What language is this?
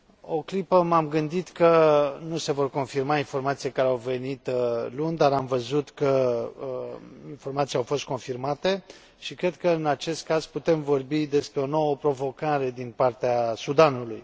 Romanian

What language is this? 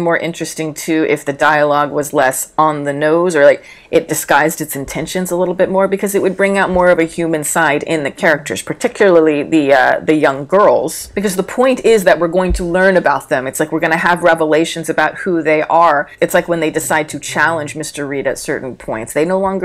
English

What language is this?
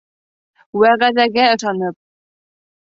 Bashkir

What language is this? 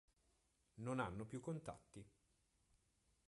Italian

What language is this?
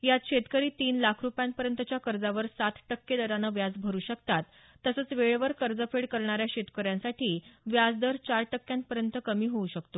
Marathi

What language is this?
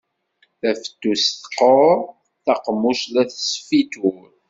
Kabyle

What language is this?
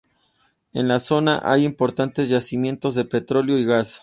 Spanish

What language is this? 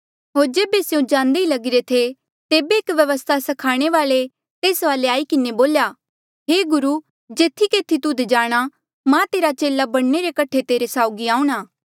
Mandeali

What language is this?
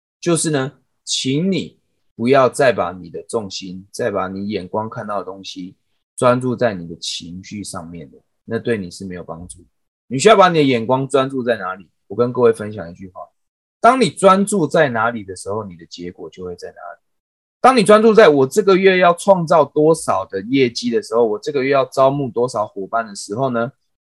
Chinese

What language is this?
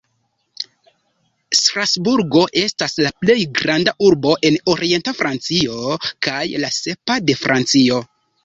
Esperanto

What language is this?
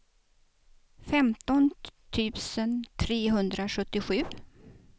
Swedish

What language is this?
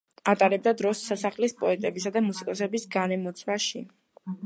Georgian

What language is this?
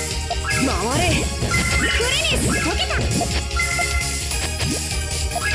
Japanese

